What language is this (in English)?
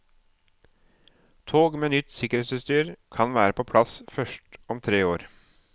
Norwegian